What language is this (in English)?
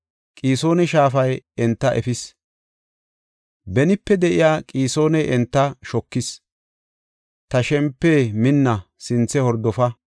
Gofa